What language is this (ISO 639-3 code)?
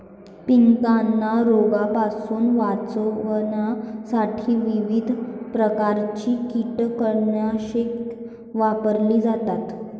mar